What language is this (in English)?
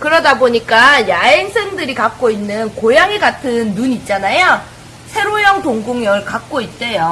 Korean